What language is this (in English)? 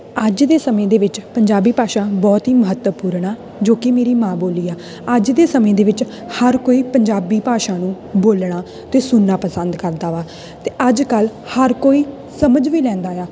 Punjabi